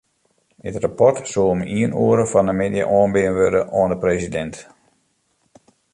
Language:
Western Frisian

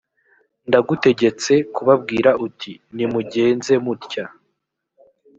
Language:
Kinyarwanda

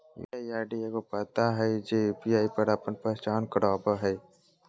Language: Magahi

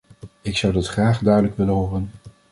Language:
Dutch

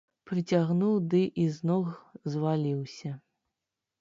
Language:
Belarusian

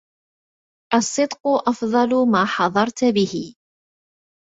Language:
Arabic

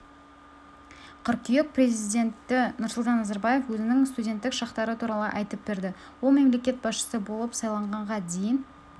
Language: Kazakh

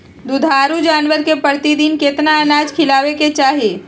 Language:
Magahi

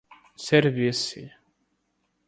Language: Portuguese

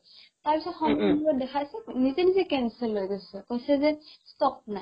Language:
Assamese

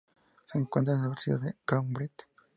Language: Spanish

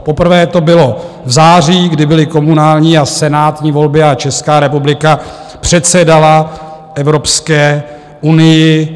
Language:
Czech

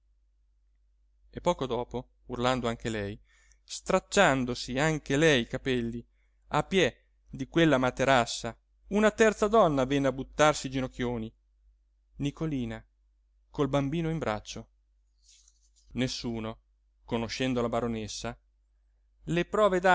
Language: Italian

